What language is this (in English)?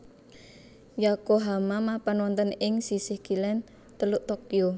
Javanese